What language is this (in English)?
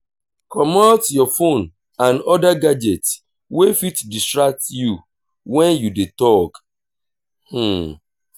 Nigerian Pidgin